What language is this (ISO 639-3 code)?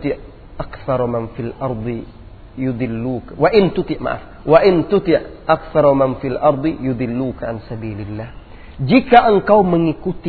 msa